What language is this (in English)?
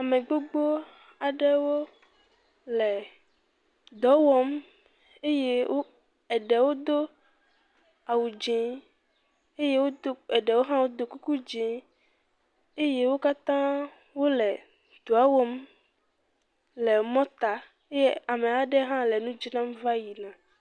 Ewe